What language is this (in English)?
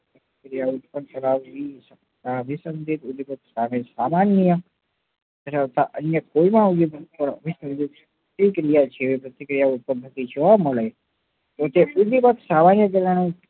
Gujarati